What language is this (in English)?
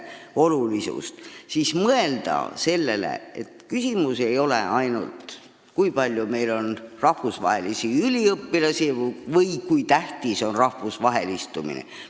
Estonian